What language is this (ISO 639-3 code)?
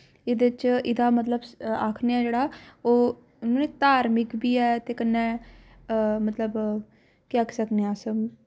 doi